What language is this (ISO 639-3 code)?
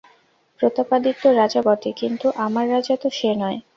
ben